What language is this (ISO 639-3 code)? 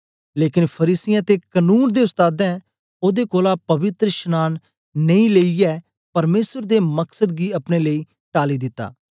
doi